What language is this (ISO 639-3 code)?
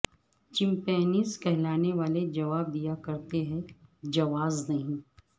urd